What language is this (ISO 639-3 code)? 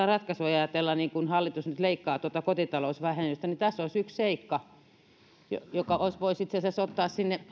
fin